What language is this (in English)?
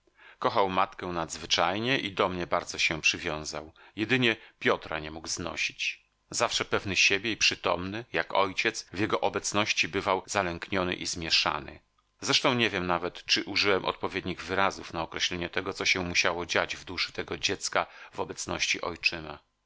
Polish